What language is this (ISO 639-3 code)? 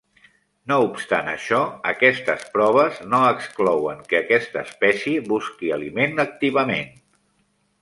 cat